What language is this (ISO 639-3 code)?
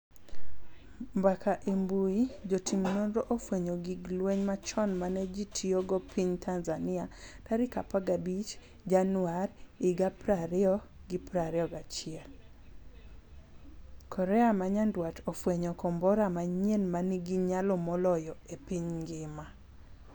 luo